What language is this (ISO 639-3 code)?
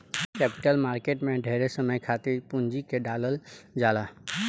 bho